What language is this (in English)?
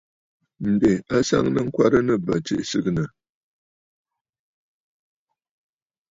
Bafut